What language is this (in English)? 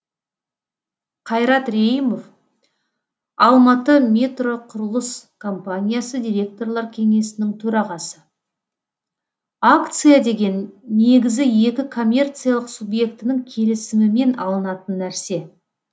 Kazakh